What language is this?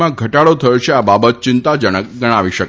Gujarati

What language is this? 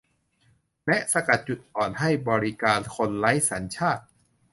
Thai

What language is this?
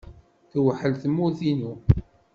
Kabyle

